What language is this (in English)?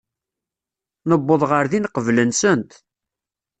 Kabyle